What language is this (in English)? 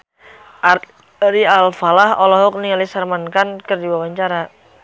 Sundanese